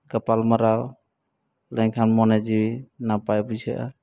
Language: Santali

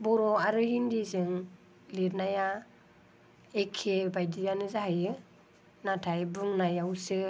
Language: Bodo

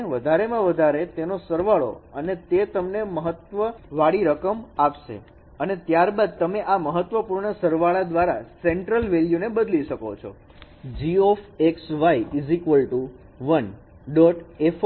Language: Gujarati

